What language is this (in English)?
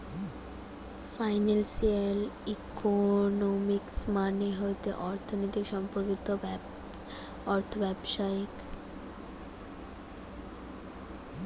Bangla